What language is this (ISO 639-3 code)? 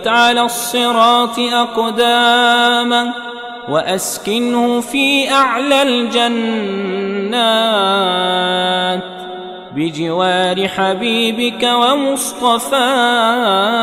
ara